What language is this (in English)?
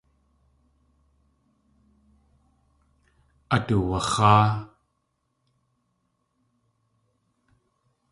Tlingit